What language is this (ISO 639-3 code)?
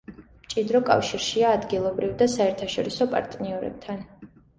kat